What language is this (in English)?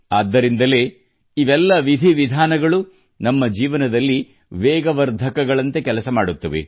Kannada